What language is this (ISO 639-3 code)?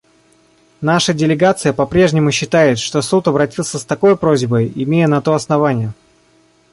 rus